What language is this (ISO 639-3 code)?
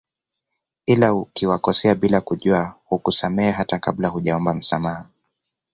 swa